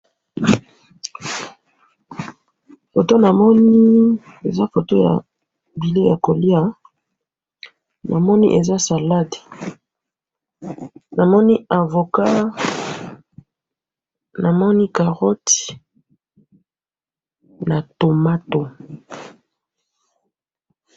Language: Lingala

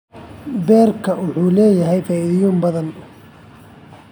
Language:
Somali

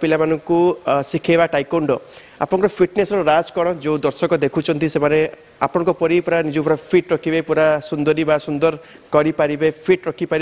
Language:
Hindi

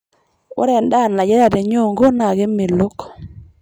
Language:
Masai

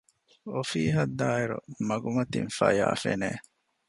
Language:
Divehi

